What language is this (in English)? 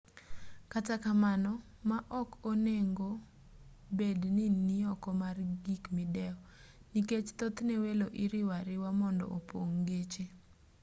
Luo (Kenya and Tanzania)